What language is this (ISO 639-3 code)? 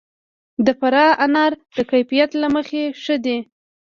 pus